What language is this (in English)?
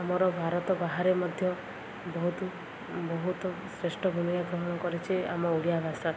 Odia